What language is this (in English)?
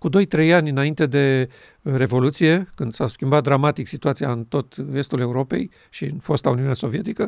Romanian